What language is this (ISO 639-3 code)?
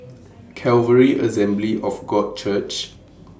eng